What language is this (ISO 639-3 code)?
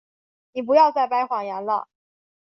zho